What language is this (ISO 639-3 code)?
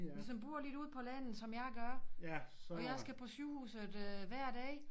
dan